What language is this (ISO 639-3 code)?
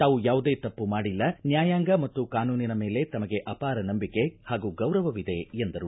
kan